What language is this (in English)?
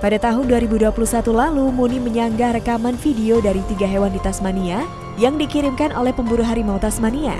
Indonesian